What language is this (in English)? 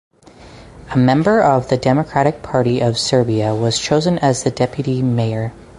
English